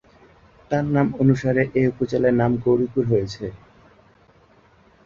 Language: Bangla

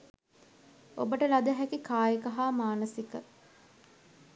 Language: Sinhala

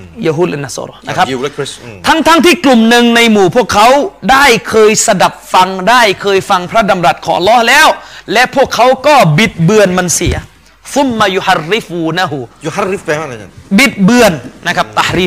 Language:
Thai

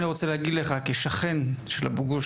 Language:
Hebrew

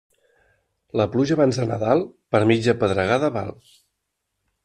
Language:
Catalan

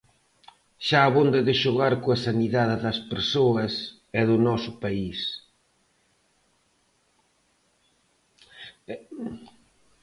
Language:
Galician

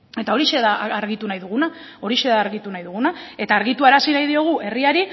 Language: Basque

